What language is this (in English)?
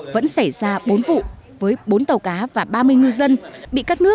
Vietnamese